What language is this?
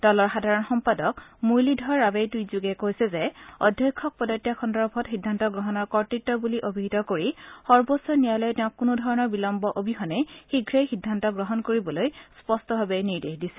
Assamese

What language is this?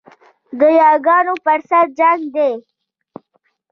Pashto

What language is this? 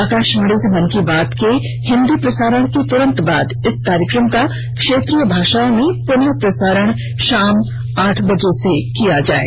Hindi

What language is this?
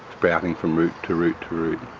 English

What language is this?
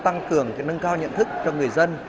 Vietnamese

